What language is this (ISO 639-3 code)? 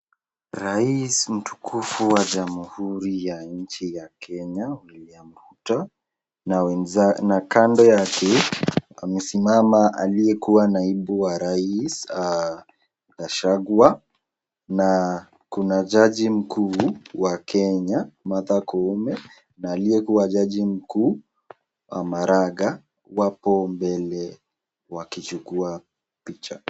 swa